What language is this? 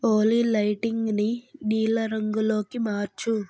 Telugu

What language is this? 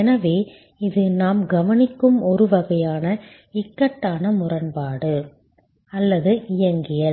Tamil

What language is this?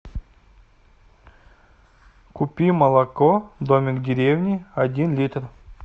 Russian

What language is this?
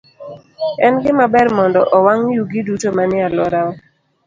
Luo (Kenya and Tanzania)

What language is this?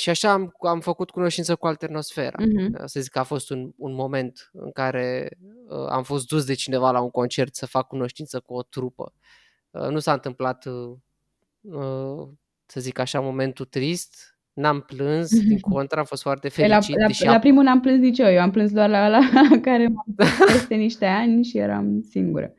Romanian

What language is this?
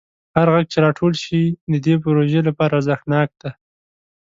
Pashto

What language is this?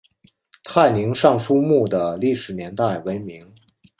Chinese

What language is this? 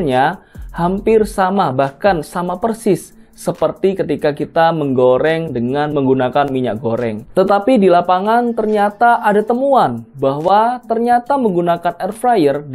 Indonesian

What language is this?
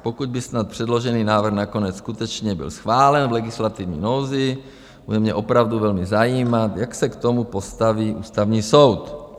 Czech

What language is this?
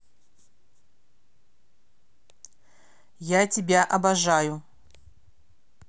Russian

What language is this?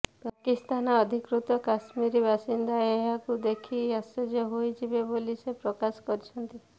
Odia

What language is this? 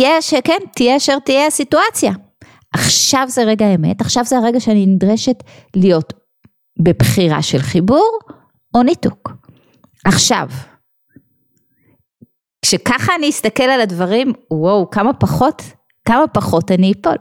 Hebrew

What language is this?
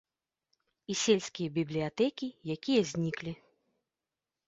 Belarusian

